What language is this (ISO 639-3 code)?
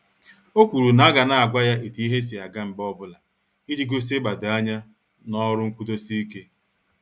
ibo